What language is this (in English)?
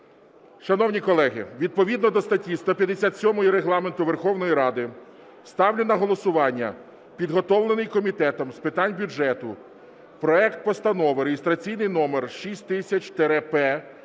Ukrainian